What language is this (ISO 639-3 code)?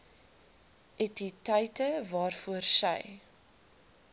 afr